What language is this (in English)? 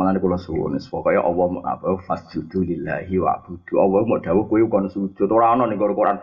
Malay